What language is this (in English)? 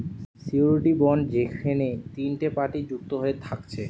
Bangla